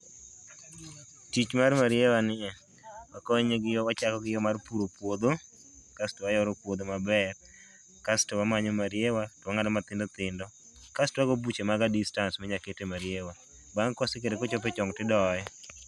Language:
Luo (Kenya and Tanzania)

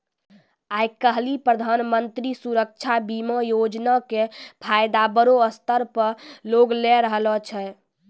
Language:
Maithili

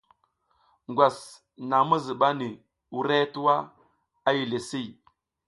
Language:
South Giziga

